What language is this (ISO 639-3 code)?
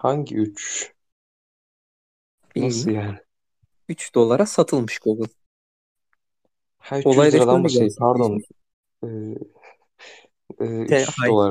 tur